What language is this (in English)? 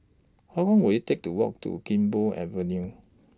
English